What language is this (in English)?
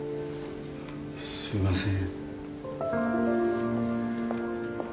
Japanese